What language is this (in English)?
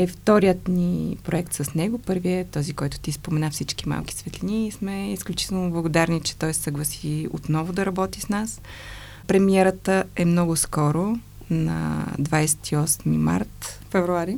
Bulgarian